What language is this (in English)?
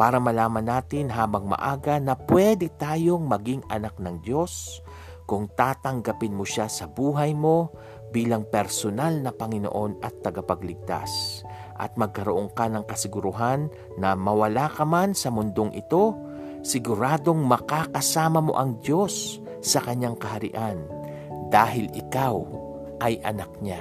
Filipino